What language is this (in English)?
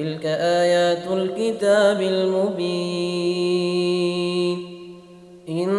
Arabic